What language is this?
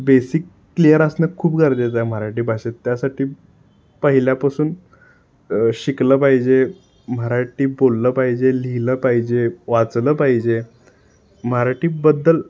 Marathi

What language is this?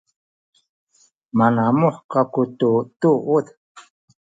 Sakizaya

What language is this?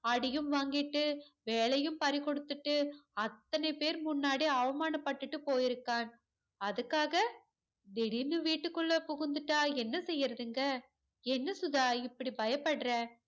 Tamil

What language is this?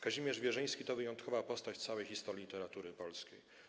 Polish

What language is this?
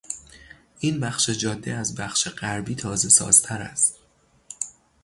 Persian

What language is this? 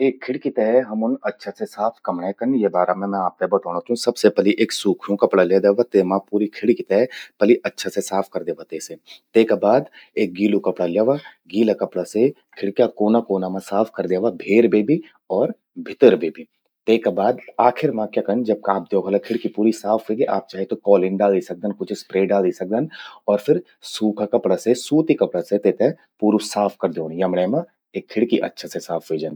Garhwali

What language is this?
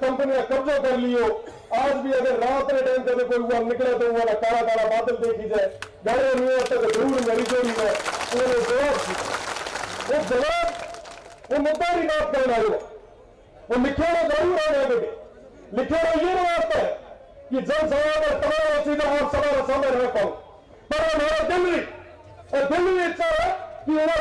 Hindi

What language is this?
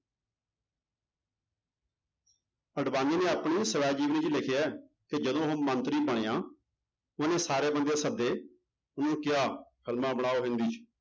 Punjabi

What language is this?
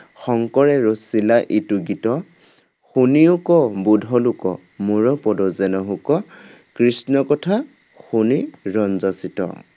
Assamese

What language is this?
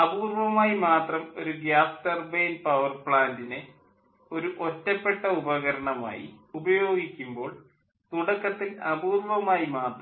Malayalam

